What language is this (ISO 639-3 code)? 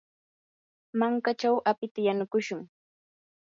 qur